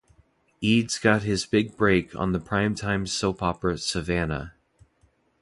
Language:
English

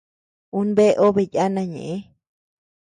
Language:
Tepeuxila Cuicatec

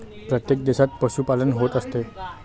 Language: Marathi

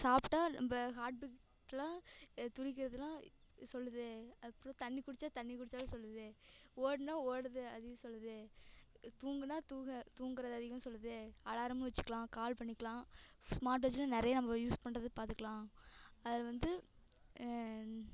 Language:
Tamil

